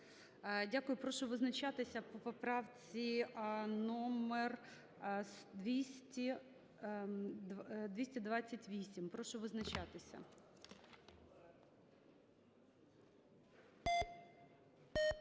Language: Ukrainian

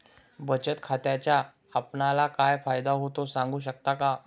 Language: Marathi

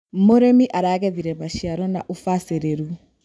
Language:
Kikuyu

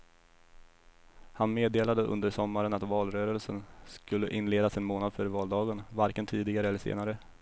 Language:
Swedish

